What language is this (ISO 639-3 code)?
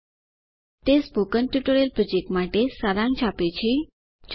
guj